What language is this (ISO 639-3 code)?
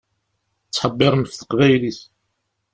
kab